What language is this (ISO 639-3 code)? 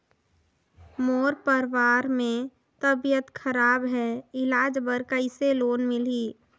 hne